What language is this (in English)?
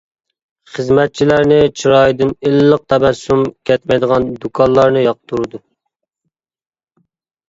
Uyghur